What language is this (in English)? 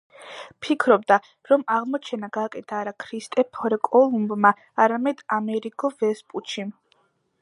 Georgian